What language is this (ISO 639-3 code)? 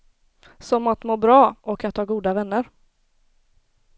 swe